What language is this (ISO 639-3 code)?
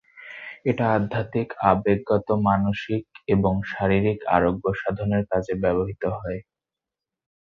ben